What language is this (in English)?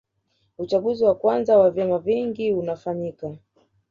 Swahili